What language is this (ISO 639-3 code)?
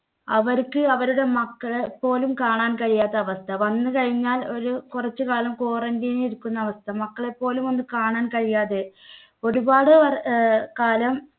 mal